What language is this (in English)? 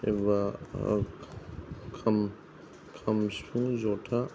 Bodo